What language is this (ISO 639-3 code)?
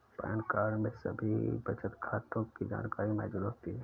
hin